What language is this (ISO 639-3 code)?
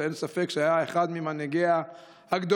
heb